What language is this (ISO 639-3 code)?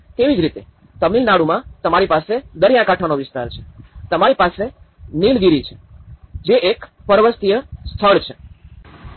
guj